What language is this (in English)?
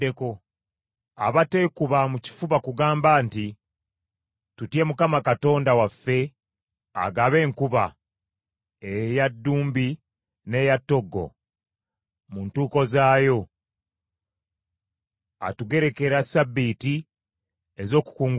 Ganda